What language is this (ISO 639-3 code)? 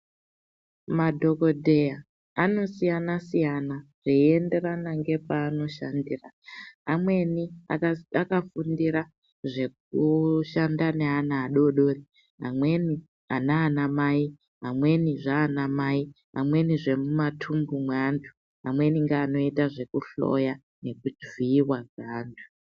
ndc